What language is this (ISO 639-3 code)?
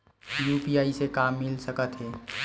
hne